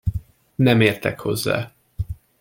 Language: Hungarian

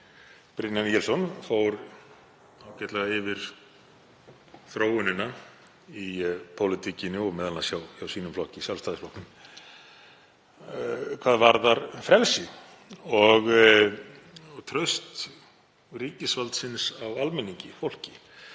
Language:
Icelandic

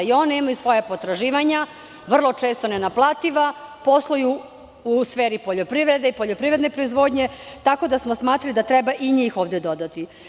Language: Serbian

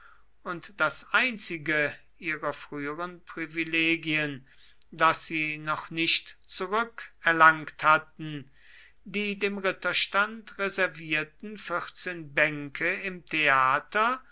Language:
German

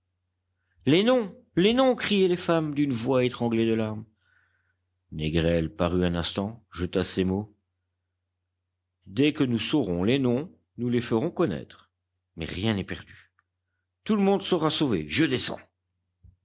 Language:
French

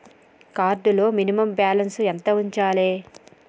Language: Telugu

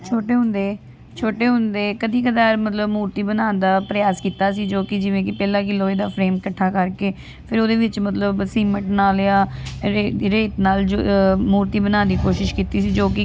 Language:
Punjabi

